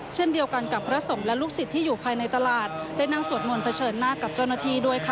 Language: Thai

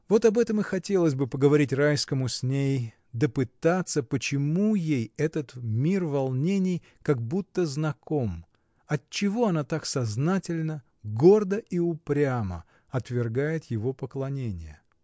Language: Russian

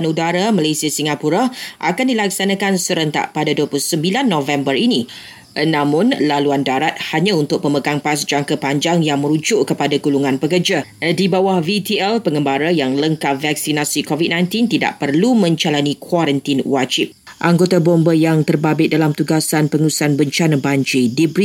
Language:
Malay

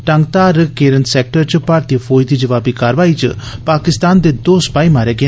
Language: Dogri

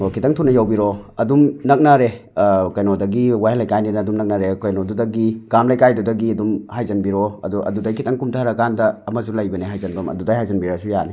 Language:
Manipuri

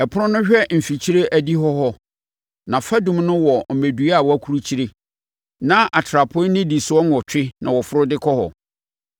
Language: Akan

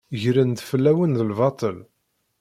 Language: Kabyle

